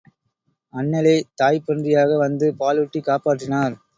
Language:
Tamil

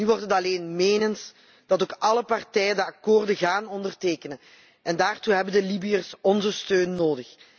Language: Dutch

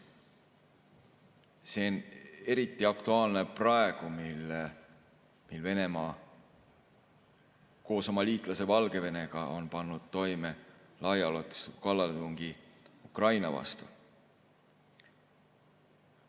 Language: Estonian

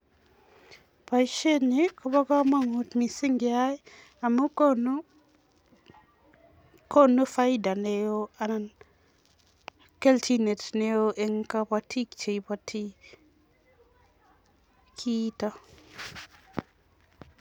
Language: Kalenjin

